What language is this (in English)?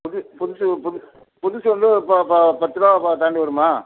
Tamil